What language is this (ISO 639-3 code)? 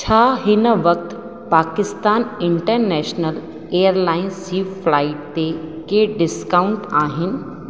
snd